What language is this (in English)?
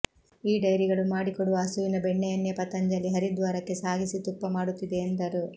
Kannada